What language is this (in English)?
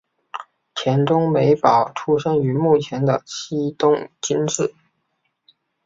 Chinese